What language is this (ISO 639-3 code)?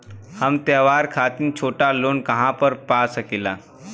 bho